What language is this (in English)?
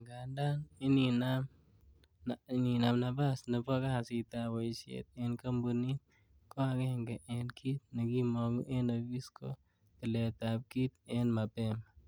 Kalenjin